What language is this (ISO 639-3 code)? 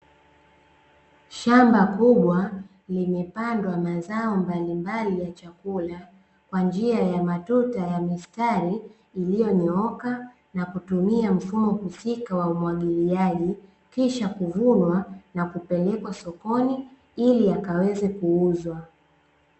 swa